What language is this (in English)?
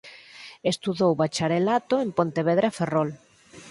Galician